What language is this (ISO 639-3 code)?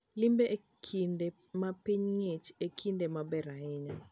luo